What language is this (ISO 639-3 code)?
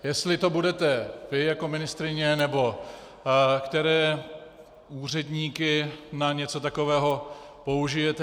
ces